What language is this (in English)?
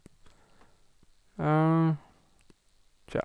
Norwegian